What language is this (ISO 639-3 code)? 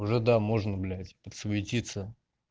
rus